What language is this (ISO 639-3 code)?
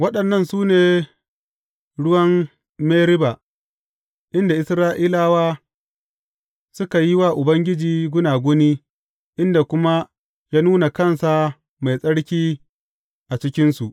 hau